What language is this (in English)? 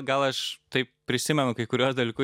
Lithuanian